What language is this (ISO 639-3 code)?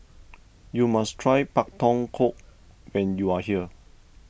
eng